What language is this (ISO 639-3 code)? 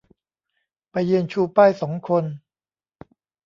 tha